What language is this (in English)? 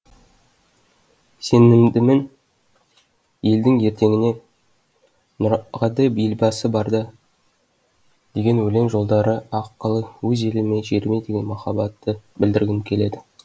Kazakh